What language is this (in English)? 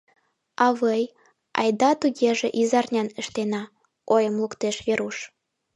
Mari